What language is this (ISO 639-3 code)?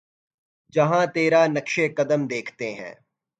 urd